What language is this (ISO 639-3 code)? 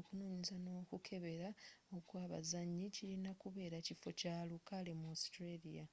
lug